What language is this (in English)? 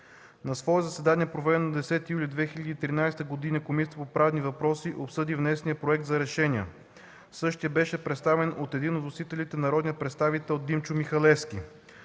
Bulgarian